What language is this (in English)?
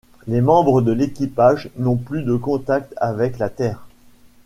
French